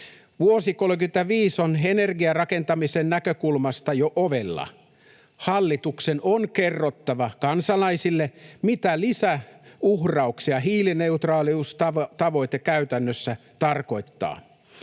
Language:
Finnish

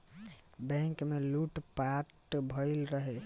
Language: Bhojpuri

